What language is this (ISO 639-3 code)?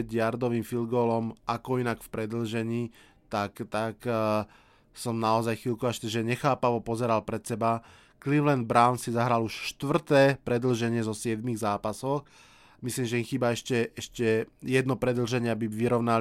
slk